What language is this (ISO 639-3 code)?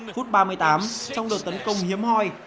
vie